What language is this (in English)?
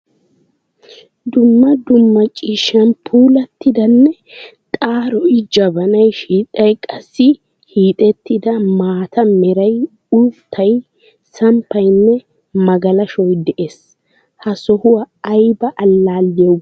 Wolaytta